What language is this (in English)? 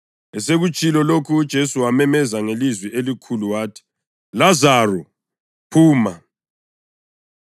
North Ndebele